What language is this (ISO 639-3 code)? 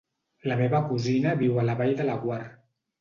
cat